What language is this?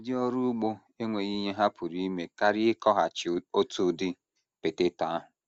Igbo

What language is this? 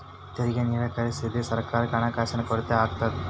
Kannada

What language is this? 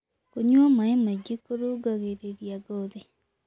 Kikuyu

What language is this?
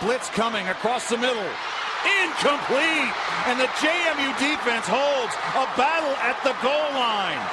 English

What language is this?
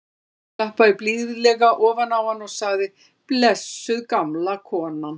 Icelandic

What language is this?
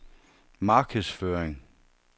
Danish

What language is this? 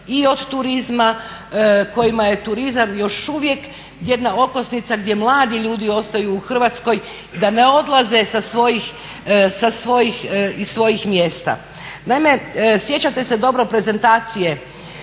Croatian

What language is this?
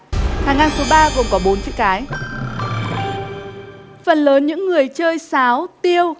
Vietnamese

